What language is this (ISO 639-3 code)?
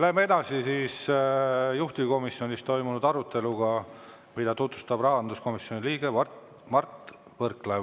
est